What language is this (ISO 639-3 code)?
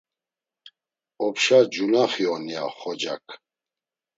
lzz